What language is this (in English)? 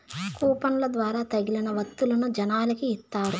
Telugu